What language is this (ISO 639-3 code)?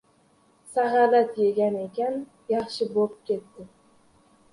uzb